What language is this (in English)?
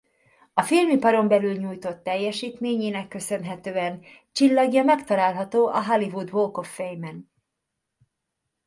Hungarian